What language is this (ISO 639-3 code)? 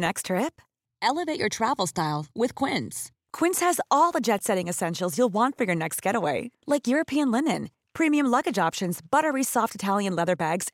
swe